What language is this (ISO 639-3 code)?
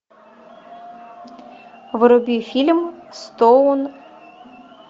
rus